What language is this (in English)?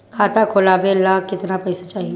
Bhojpuri